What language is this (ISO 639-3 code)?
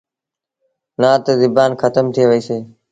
sbn